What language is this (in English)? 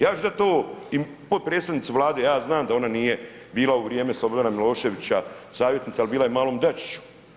Croatian